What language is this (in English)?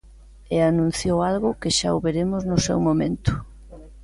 Galician